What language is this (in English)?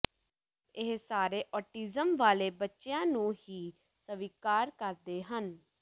Punjabi